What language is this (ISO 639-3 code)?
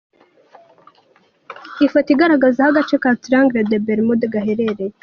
kin